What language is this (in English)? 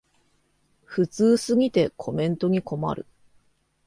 Japanese